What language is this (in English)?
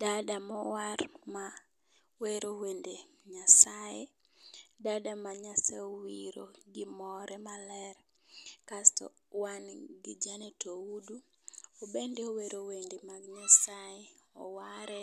Luo (Kenya and Tanzania)